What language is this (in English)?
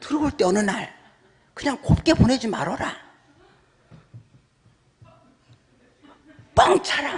Korean